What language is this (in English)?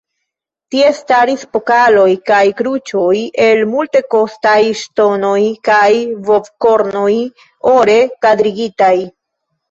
Esperanto